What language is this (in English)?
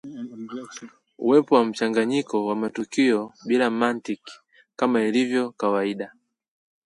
Swahili